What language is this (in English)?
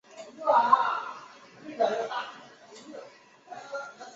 Chinese